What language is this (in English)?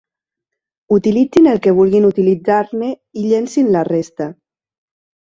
Catalan